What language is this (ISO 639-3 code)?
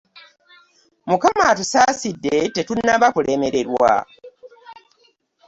lug